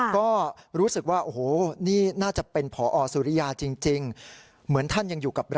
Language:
Thai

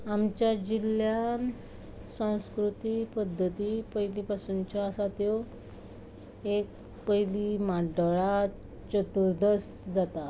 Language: Konkani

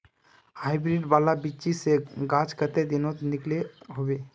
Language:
Magahi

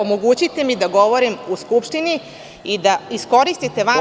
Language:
Serbian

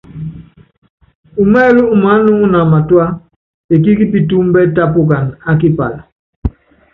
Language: Yangben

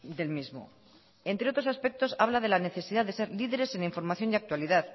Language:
Spanish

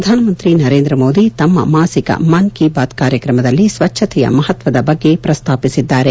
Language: Kannada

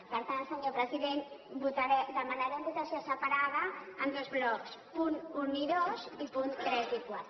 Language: Catalan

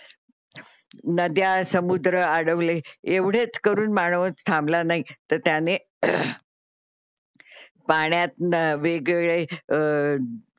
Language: Marathi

